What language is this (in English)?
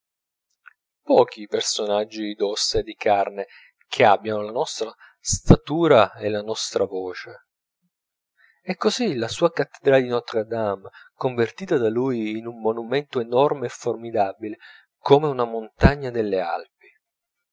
Italian